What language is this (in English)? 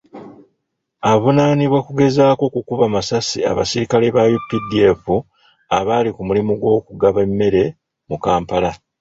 Ganda